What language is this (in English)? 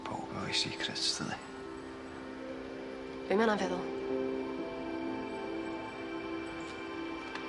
Welsh